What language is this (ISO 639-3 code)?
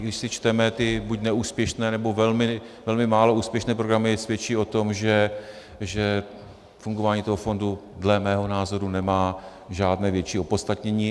ces